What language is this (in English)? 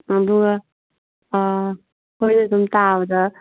Manipuri